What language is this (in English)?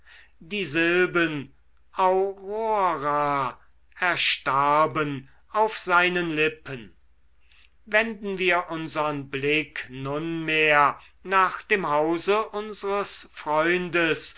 German